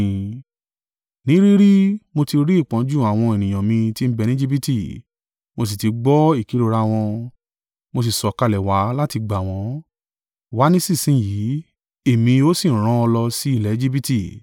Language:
Yoruba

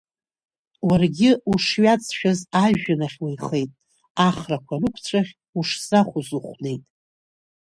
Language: Abkhazian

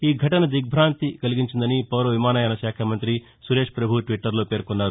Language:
Telugu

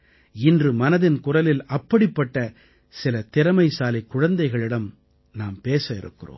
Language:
Tamil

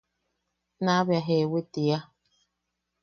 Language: Yaqui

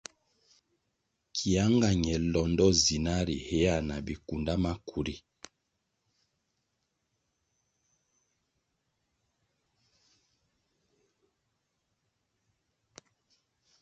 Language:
Kwasio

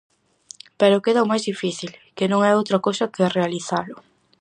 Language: Galician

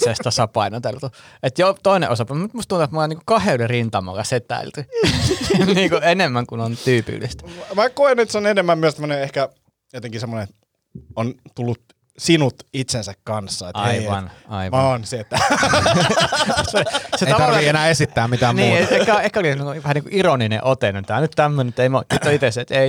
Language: Finnish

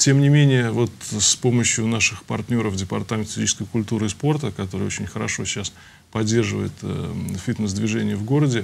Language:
Russian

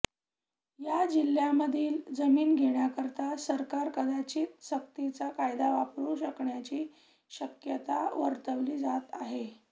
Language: Marathi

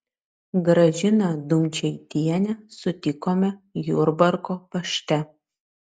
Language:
Lithuanian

